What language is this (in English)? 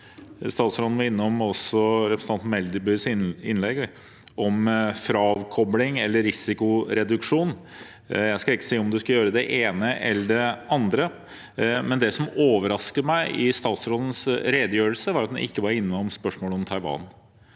Norwegian